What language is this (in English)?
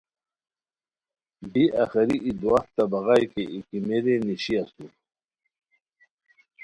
Khowar